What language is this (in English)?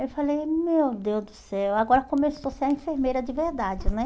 Portuguese